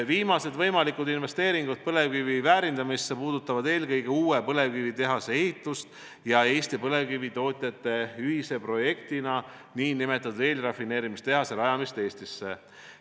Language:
Estonian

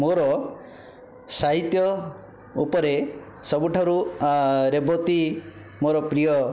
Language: Odia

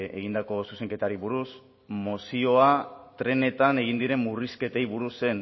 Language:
Basque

